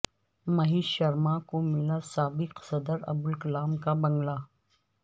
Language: Urdu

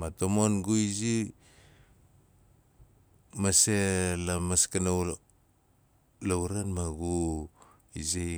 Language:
Nalik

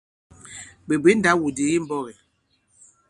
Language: Bankon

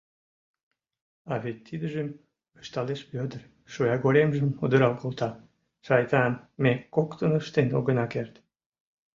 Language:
Mari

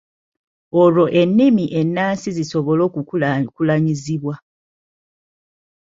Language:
Ganda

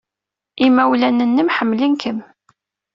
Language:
Kabyle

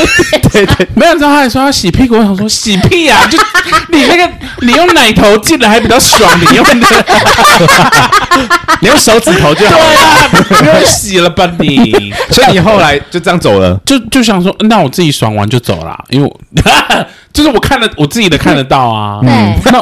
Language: Chinese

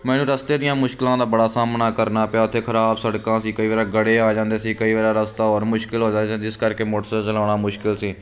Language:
Punjabi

